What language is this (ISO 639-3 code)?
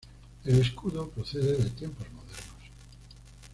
spa